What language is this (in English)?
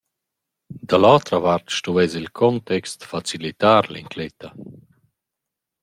Romansh